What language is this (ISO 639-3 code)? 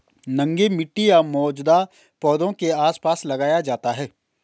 hin